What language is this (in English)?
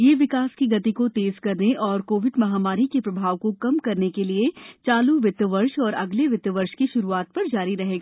Hindi